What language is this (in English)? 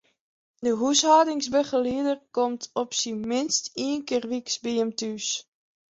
Western Frisian